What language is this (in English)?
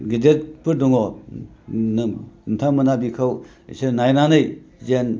Bodo